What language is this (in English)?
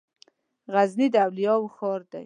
Pashto